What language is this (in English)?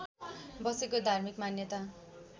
Nepali